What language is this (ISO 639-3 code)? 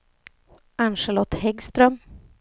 swe